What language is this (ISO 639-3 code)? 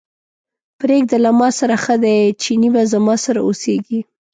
pus